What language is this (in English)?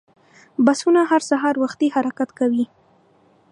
Pashto